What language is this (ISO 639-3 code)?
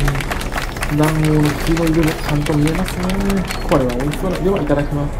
jpn